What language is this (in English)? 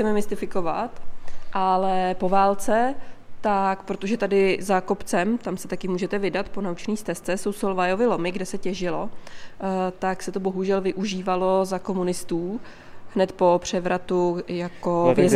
Czech